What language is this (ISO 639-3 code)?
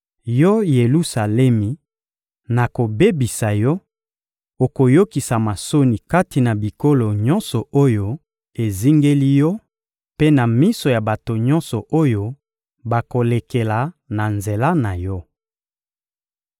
lin